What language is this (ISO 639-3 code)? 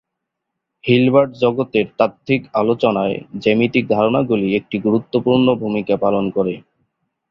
ben